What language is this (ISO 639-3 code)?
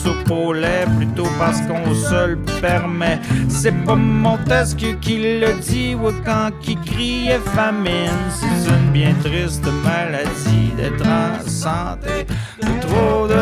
fra